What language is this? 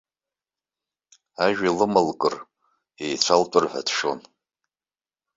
Abkhazian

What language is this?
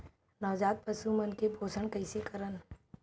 Chhattisgarhi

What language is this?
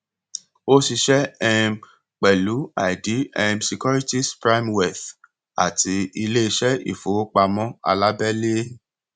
Yoruba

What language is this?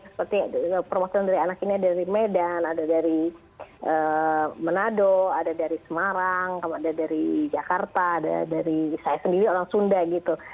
Indonesian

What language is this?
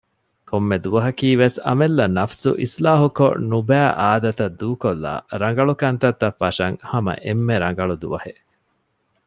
Divehi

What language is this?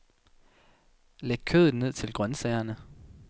Danish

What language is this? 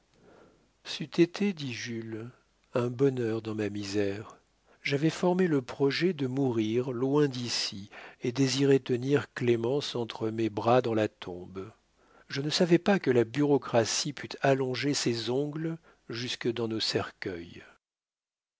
French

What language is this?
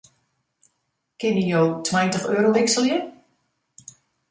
Western Frisian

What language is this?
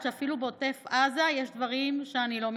Hebrew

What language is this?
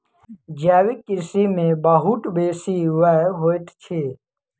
Maithili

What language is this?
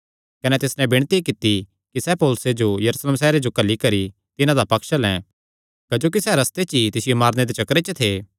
Kangri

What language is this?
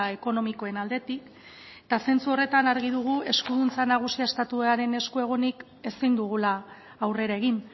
Basque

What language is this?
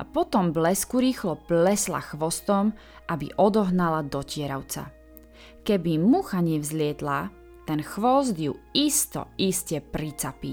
Czech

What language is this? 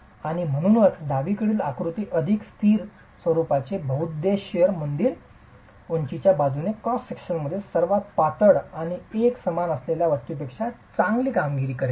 Marathi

